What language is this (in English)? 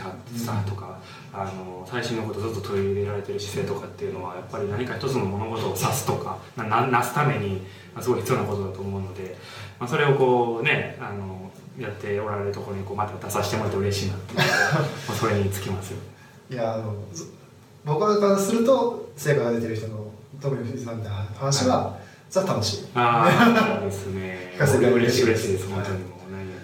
Japanese